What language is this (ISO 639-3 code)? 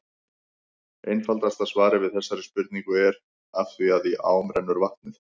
isl